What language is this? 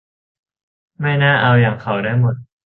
Thai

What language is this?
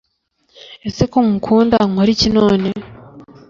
Kinyarwanda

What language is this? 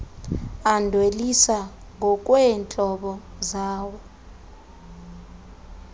Xhosa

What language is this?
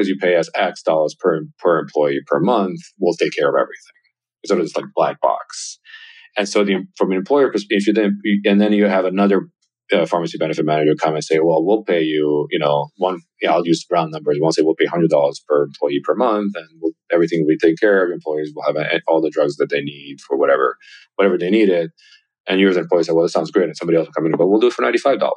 English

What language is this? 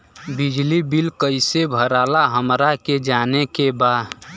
Bhojpuri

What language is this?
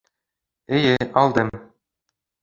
Bashkir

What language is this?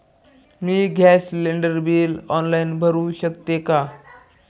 Marathi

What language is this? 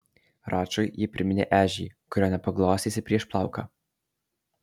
Lithuanian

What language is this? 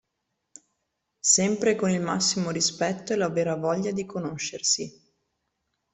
Italian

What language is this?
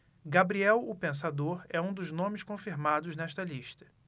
Portuguese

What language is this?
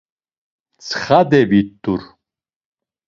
Laz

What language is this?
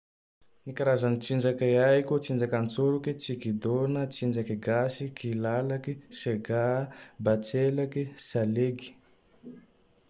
Tandroy-Mahafaly Malagasy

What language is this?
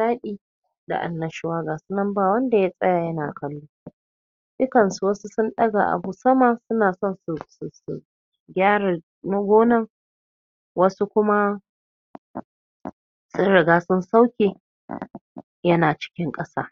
Hausa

